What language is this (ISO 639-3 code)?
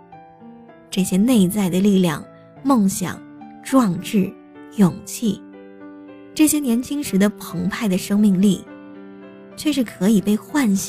zho